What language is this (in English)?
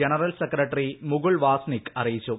Malayalam